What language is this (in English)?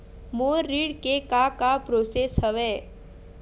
Chhattisgarhi